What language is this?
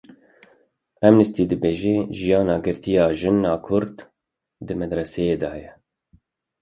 Kurdish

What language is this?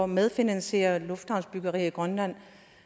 Danish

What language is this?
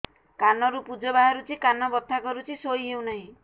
Odia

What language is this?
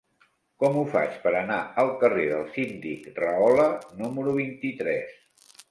Catalan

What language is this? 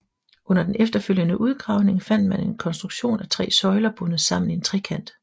Danish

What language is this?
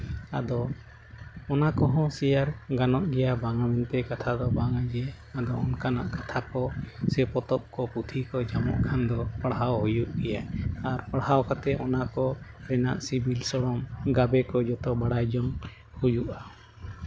Santali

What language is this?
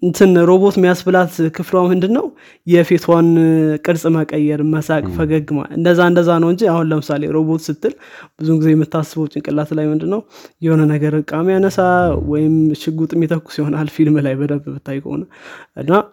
Amharic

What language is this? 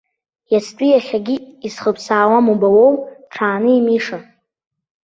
Abkhazian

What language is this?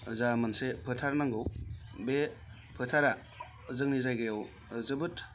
Bodo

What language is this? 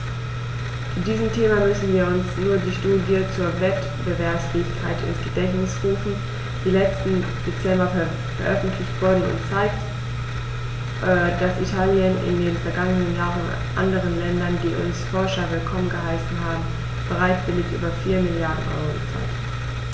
German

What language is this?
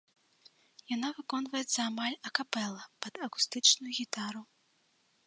Belarusian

